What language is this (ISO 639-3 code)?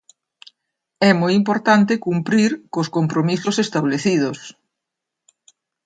glg